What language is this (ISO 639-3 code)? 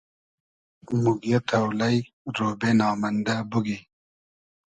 haz